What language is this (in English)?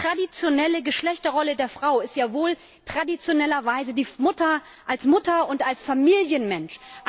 German